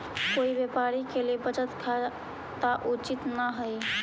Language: Magahi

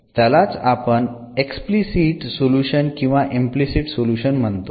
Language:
Marathi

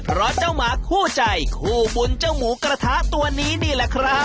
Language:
Thai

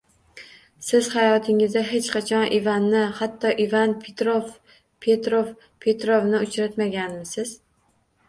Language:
Uzbek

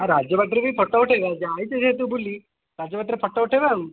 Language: Odia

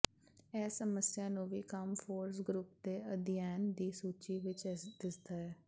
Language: Punjabi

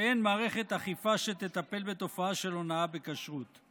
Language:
Hebrew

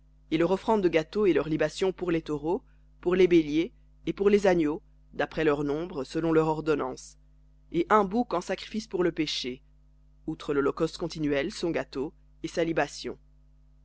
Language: French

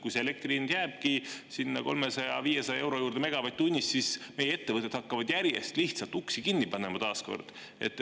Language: Estonian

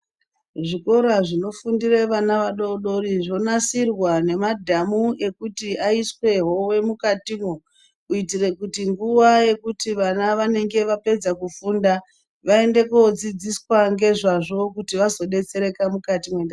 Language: Ndau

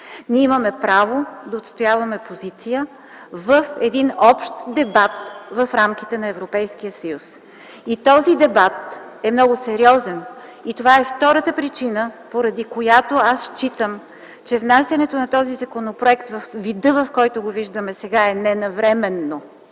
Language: Bulgarian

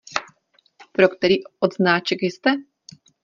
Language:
Czech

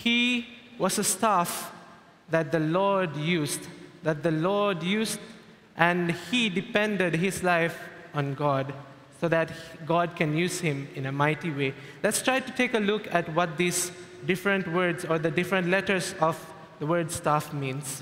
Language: English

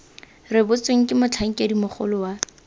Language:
Tswana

